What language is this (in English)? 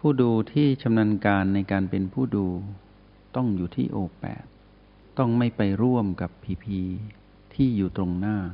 Thai